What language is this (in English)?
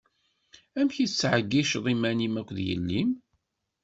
Kabyle